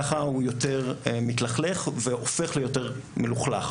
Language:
Hebrew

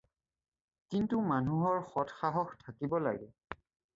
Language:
Assamese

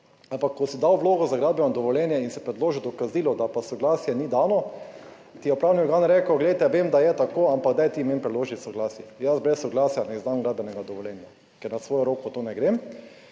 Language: Slovenian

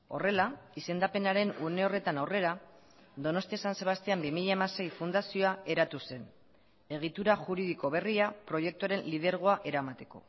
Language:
Basque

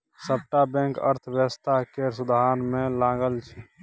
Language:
Maithili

